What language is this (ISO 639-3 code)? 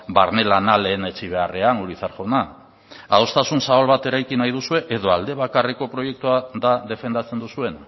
eus